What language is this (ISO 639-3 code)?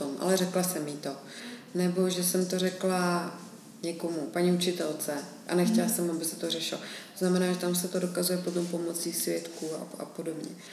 ces